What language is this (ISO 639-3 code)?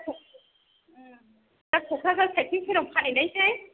brx